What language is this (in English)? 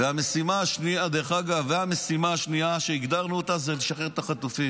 Hebrew